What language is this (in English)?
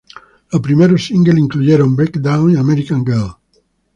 Spanish